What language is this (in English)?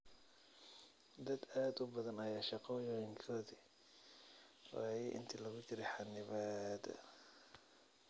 Somali